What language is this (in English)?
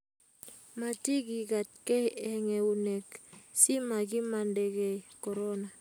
Kalenjin